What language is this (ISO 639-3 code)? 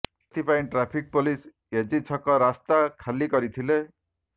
ori